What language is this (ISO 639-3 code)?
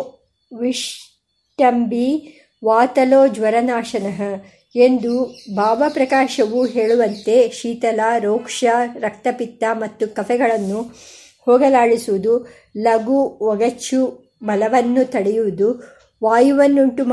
kan